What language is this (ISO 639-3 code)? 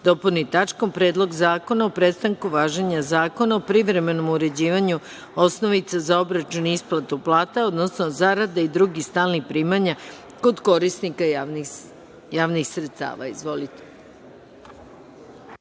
srp